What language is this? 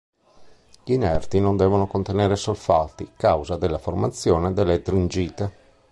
Italian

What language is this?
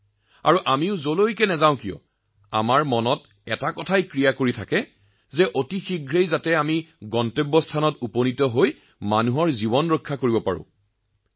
Assamese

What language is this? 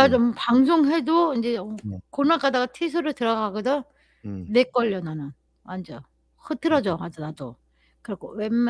Korean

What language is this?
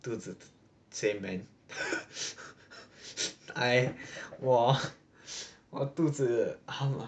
English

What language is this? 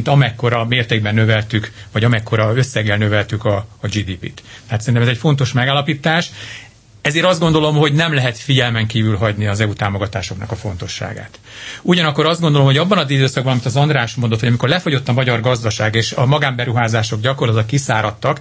Hungarian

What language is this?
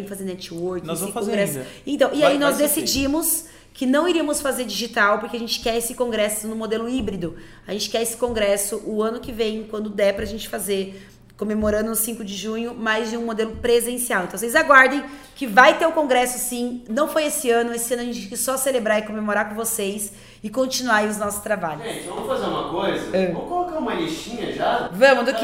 Portuguese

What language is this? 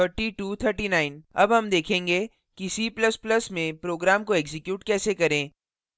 Hindi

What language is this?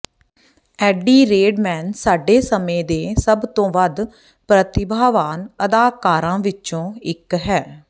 Punjabi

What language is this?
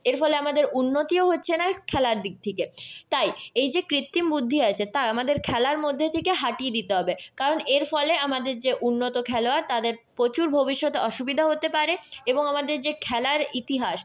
Bangla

